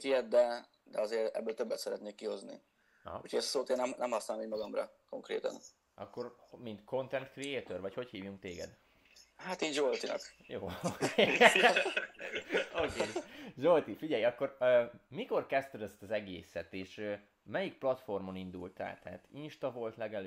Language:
Hungarian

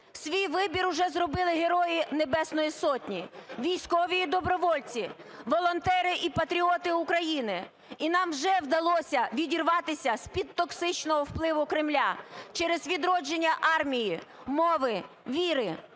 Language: Ukrainian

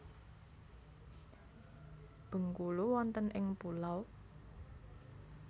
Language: Javanese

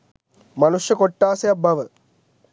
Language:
Sinhala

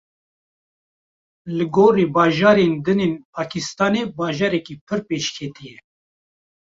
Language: Kurdish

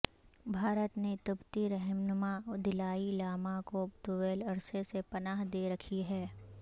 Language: Urdu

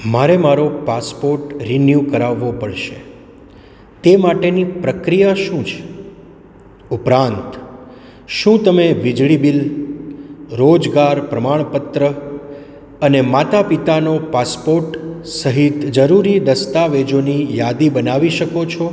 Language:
Gujarati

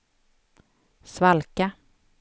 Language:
Swedish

